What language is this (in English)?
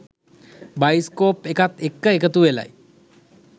Sinhala